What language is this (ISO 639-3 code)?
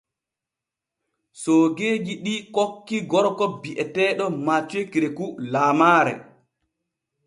fue